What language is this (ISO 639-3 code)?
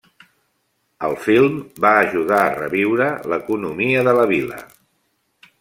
cat